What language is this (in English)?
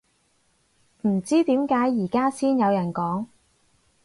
Cantonese